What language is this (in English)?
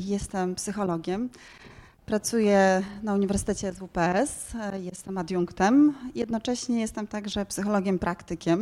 Polish